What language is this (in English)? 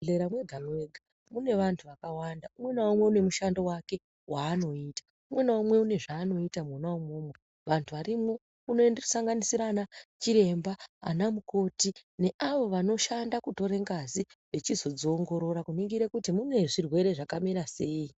Ndau